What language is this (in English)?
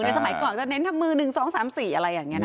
Thai